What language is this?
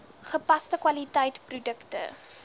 Afrikaans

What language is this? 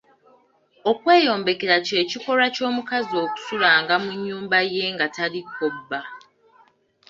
Ganda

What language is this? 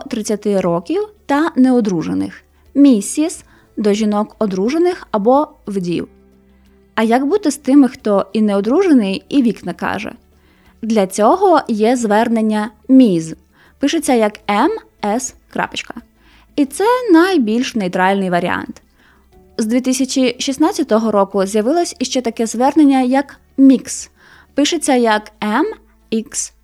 Ukrainian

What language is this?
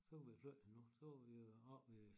Danish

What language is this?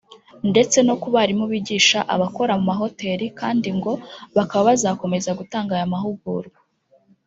Kinyarwanda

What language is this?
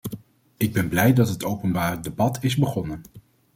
Dutch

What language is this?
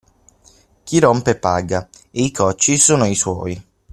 Italian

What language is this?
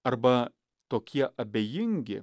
Lithuanian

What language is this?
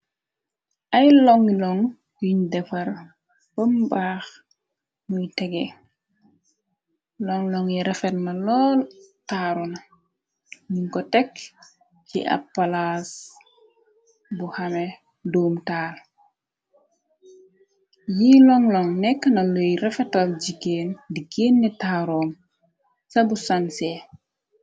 Wolof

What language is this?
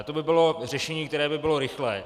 Czech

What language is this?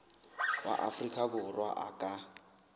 Southern Sotho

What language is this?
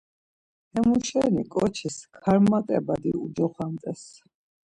Laz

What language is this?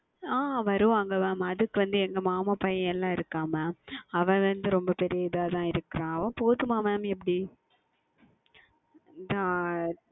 Tamil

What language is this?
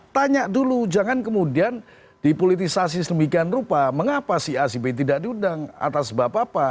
Indonesian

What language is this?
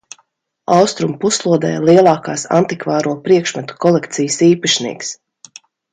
Latvian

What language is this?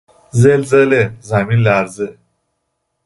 Persian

